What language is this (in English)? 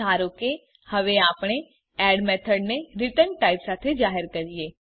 Gujarati